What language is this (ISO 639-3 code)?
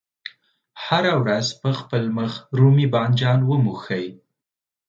pus